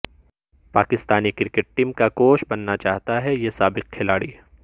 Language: Urdu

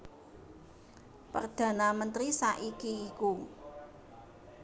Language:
Javanese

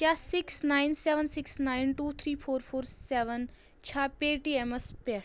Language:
Kashmiri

